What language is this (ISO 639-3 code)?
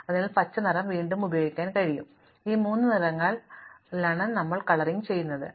mal